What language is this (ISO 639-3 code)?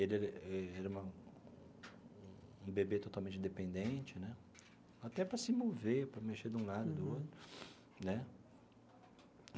por